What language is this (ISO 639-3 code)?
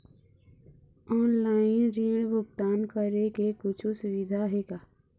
hne